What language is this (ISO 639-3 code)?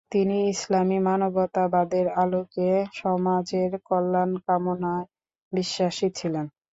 ben